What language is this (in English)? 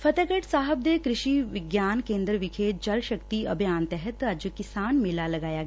Punjabi